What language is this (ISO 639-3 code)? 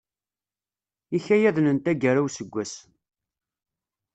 kab